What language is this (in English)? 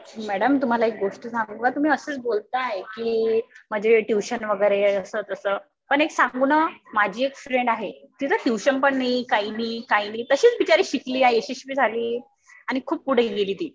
Marathi